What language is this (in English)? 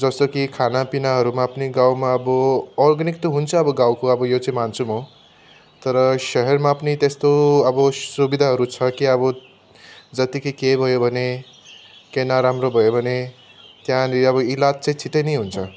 Nepali